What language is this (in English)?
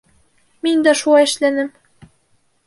Bashkir